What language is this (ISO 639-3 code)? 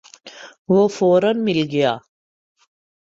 urd